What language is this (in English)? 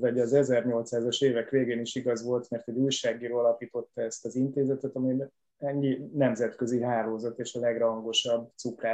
Hungarian